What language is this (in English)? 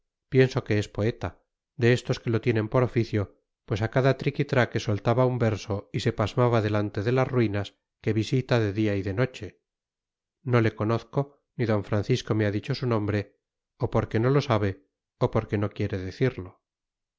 Spanish